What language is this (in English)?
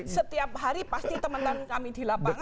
Indonesian